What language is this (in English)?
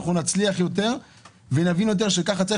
Hebrew